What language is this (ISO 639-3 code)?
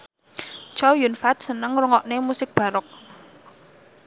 jav